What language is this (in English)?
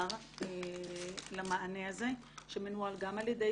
Hebrew